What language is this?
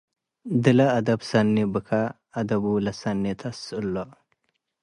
Tigre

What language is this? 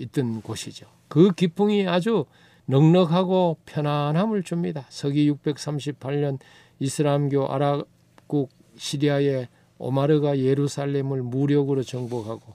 Korean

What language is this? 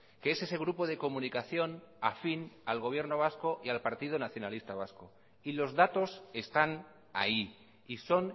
Spanish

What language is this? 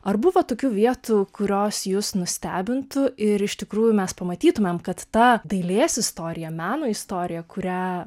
Lithuanian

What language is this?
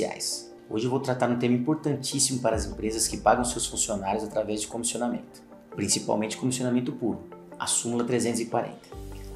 Portuguese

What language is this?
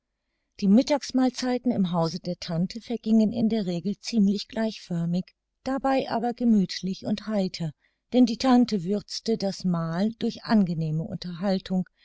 German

